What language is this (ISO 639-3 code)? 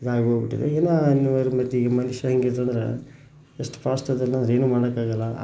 kan